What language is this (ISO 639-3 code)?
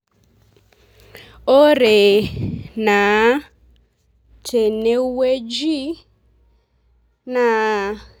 mas